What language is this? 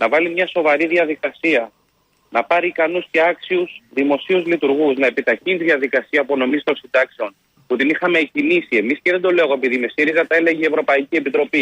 Greek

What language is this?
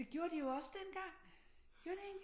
Danish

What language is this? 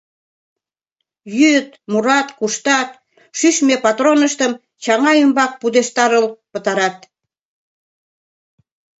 Mari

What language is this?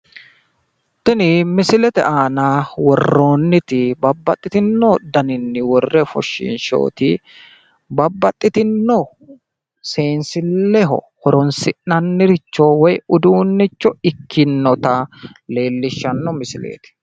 Sidamo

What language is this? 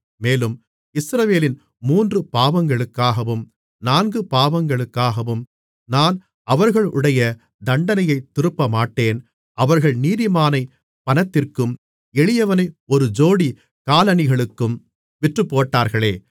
Tamil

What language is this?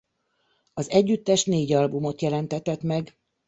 Hungarian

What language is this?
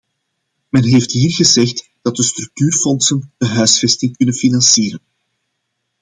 Dutch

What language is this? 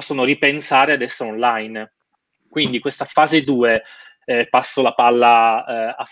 Italian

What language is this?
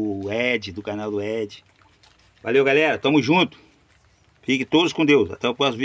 Portuguese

